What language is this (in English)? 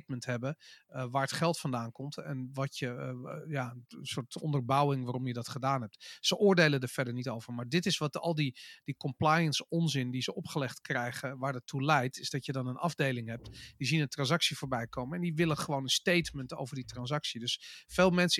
Dutch